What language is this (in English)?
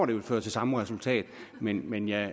Danish